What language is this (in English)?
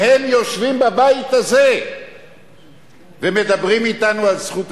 Hebrew